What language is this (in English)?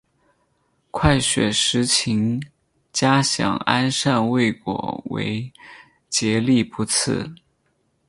Chinese